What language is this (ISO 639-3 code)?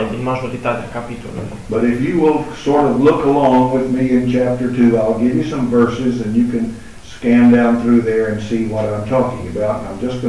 ron